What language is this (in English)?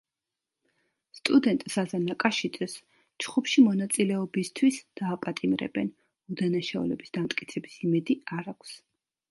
Georgian